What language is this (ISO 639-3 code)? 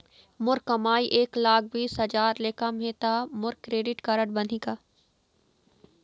hne